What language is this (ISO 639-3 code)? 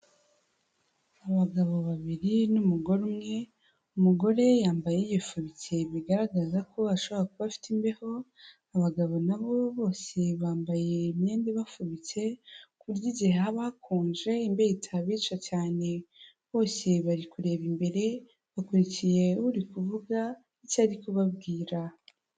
kin